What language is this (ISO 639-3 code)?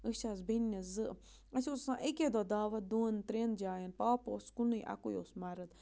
kas